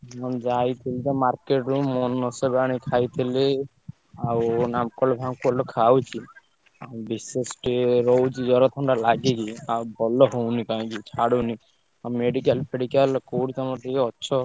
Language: Odia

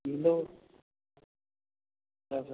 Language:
Nepali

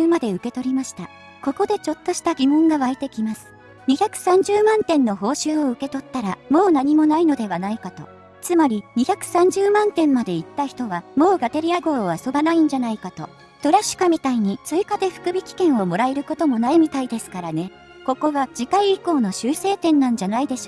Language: Japanese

